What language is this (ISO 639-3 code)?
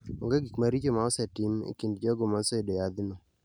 luo